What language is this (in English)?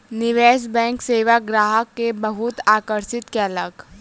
Maithili